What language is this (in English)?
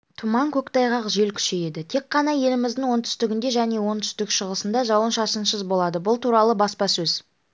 Kazakh